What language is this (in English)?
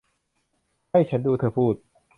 Thai